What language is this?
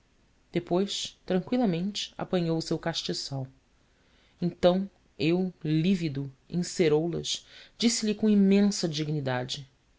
Portuguese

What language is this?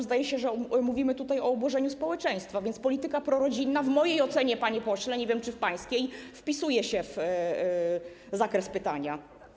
Polish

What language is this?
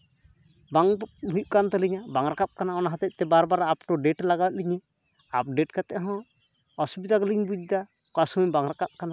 Santali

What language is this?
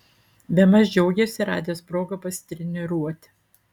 Lithuanian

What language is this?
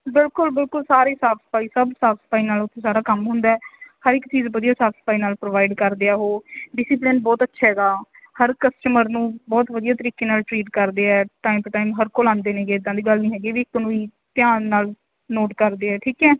Punjabi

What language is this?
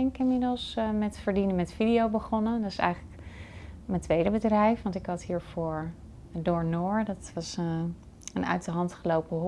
Dutch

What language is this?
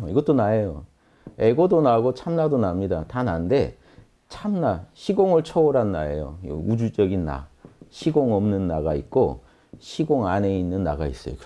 Korean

